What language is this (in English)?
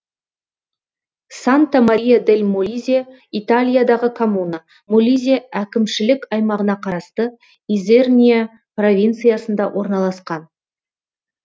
Kazakh